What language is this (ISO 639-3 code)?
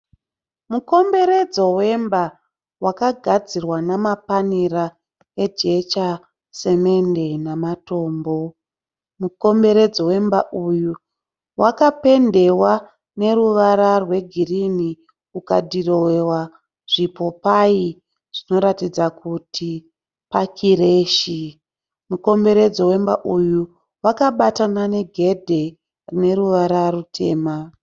sna